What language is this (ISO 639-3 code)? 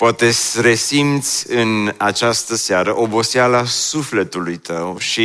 ron